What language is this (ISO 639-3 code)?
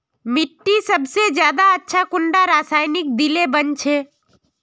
mag